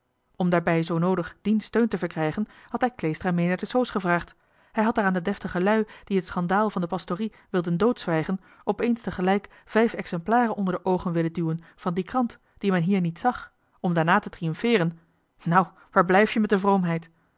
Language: Dutch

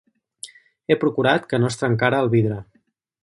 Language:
Catalan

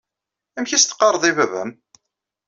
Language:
Kabyle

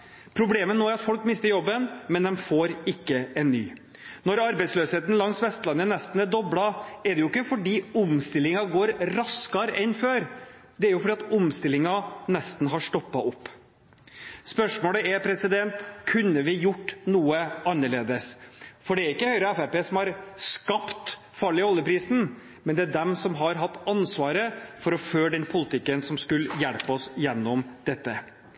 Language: Norwegian Bokmål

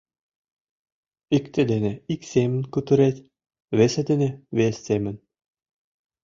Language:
Mari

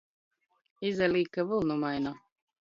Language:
Latgalian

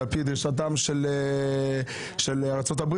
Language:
Hebrew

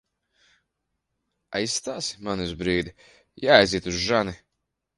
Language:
Latvian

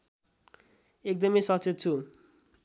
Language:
Nepali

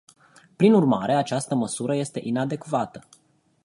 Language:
Romanian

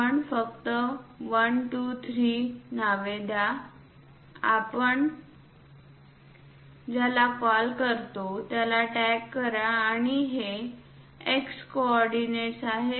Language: Marathi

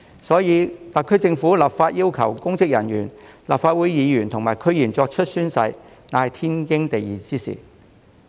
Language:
Cantonese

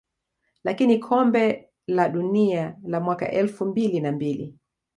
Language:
Swahili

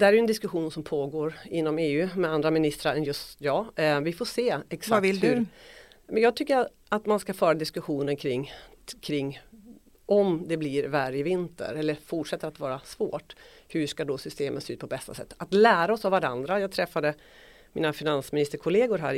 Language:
Swedish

